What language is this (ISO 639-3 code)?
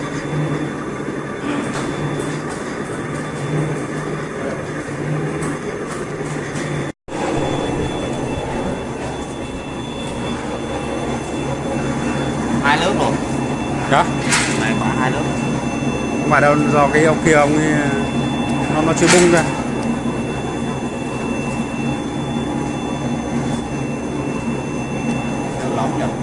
vie